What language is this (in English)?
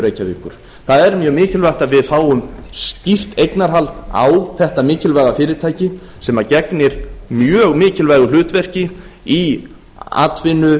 Icelandic